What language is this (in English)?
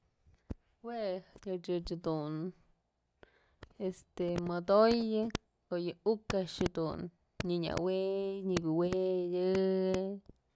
Mazatlán Mixe